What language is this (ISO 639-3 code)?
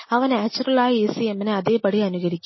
mal